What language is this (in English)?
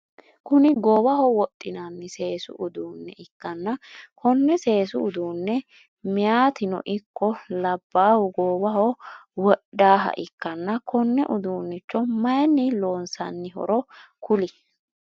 Sidamo